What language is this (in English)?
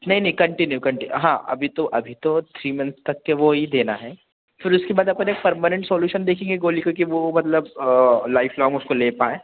Hindi